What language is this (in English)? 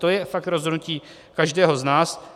Czech